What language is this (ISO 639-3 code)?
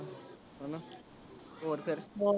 pan